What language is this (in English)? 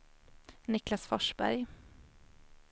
Swedish